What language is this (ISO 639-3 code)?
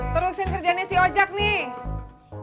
ind